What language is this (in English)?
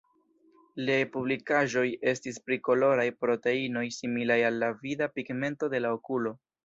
Esperanto